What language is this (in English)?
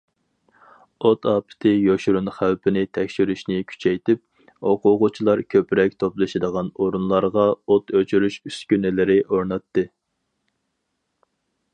Uyghur